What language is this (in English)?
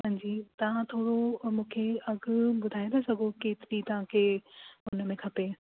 Sindhi